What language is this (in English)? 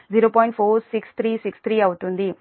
Telugu